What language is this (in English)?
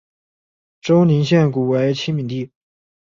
Chinese